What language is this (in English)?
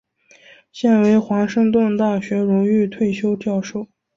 Chinese